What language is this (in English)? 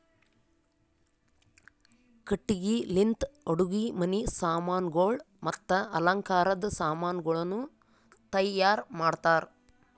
Kannada